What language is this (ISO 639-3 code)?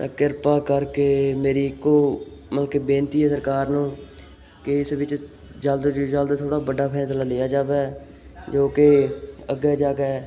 pan